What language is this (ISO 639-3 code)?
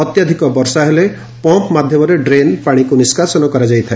ori